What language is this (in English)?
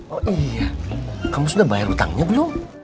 Indonesian